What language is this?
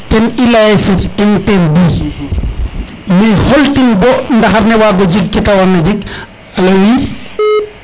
Serer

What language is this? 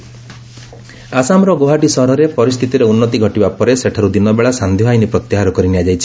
Odia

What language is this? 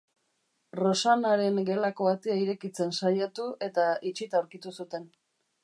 Basque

